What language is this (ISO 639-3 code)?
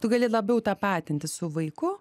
lit